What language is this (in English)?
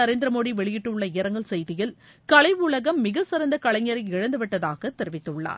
Tamil